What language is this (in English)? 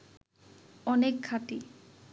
Bangla